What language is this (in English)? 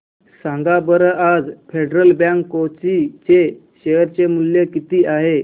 Marathi